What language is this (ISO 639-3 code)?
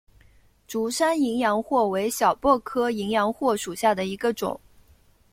zho